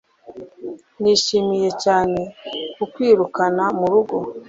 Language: Kinyarwanda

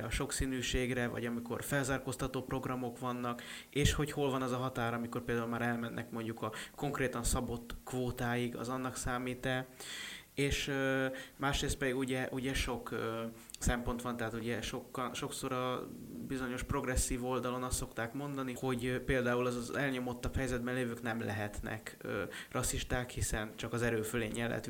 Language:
Hungarian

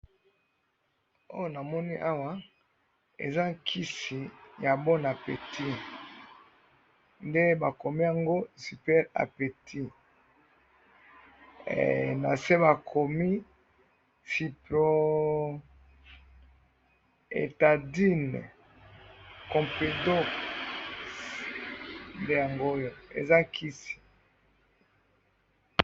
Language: Lingala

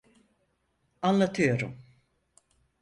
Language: Turkish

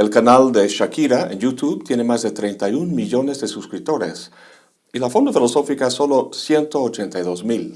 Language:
Spanish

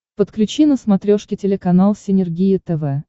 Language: Russian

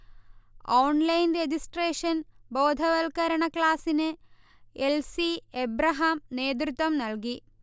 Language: Malayalam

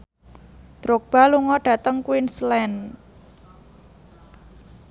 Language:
Javanese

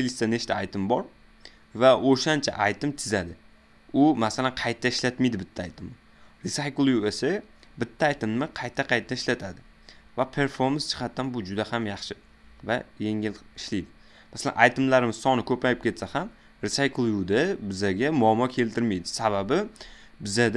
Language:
Turkish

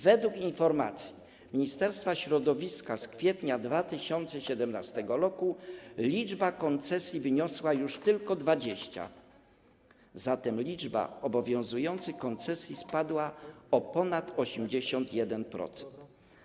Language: Polish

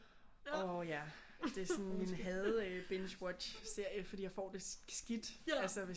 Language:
Danish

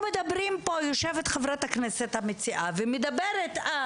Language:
Hebrew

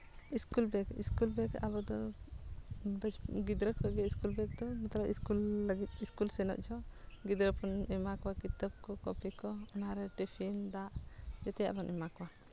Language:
Santali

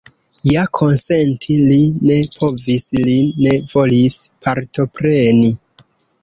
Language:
Esperanto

